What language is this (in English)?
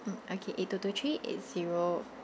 English